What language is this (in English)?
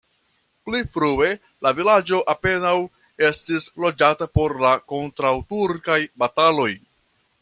Esperanto